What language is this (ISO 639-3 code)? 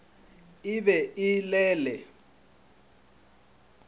nso